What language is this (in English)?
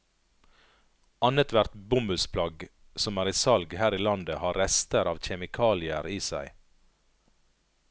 Norwegian